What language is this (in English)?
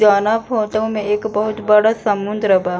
Bhojpuri